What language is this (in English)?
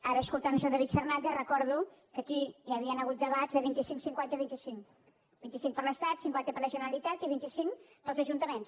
Catalan